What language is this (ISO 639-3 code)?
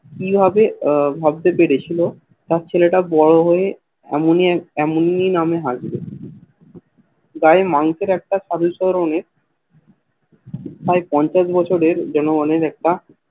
ben